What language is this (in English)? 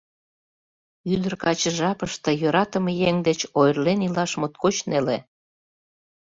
Mari